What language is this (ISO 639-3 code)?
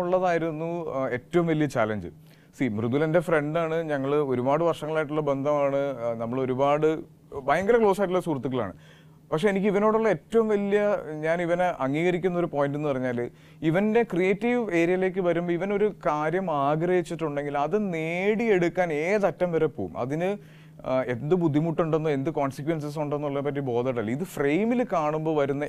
mal